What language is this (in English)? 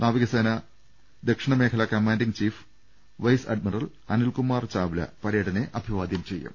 Malayalam